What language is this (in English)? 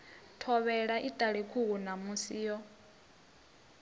Venda